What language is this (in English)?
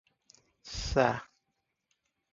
Odia